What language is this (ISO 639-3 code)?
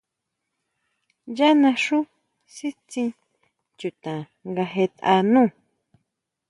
mau